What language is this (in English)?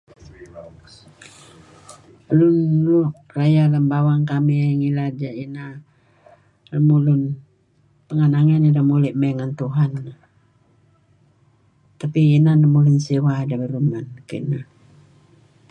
Kelabit